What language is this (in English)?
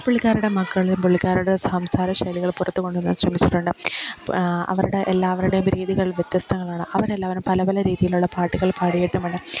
Malayalam